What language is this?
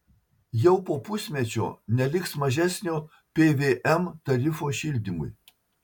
Lithuanian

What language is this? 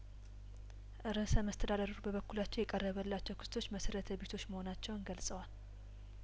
Amharic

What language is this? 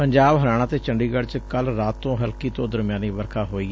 Punjabi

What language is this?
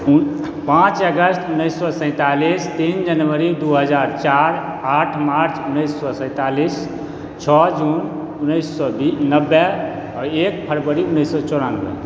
Maithili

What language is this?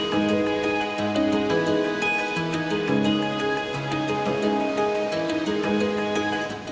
Indonesian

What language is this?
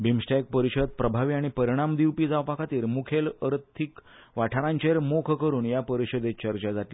Konkani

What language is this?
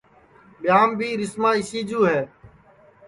Sansi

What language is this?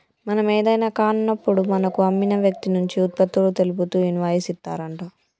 Telugu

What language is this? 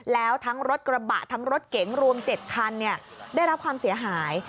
Thai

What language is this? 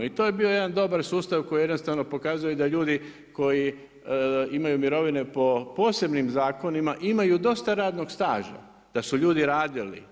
Croatian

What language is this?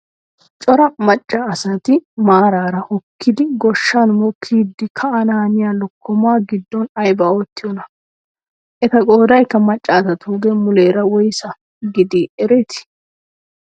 Wolaytta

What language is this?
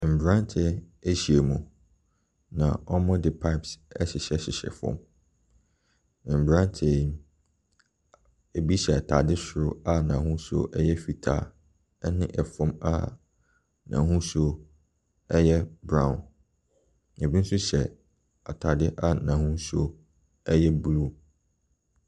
Akan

